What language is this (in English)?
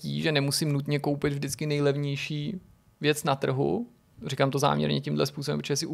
Czech